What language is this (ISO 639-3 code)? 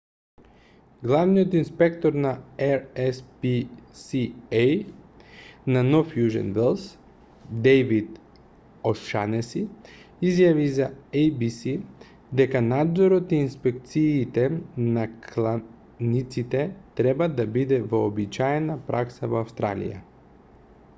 mkd